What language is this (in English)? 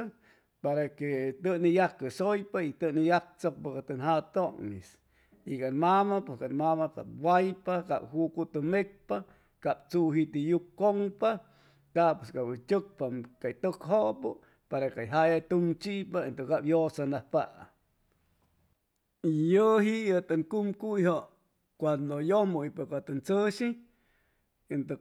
Chimalapa Zoque